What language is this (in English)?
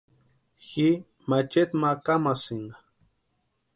Western Highland Purepecha